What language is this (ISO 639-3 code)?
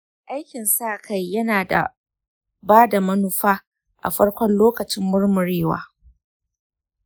hau